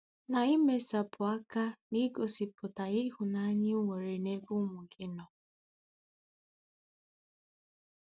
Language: Igbo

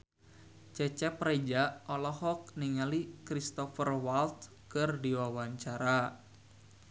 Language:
Sundanese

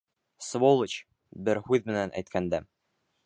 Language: Bashkir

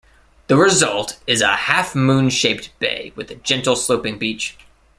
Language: English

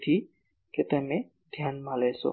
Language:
Gujarati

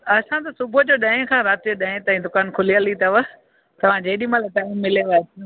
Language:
Sindhi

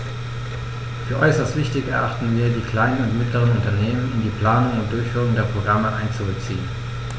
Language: German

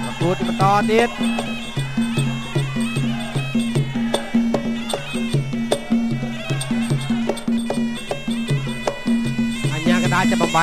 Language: Thai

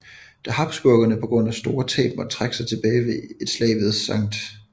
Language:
Danish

